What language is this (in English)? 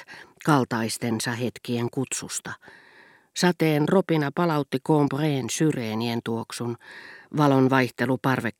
Finnish